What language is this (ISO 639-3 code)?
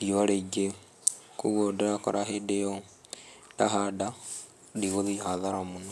kik